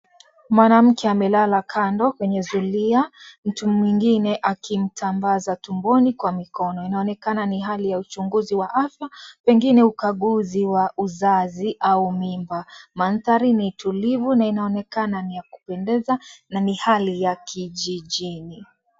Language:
Swahili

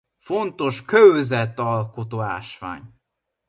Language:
Hungarian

